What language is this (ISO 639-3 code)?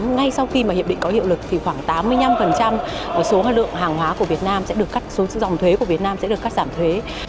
vie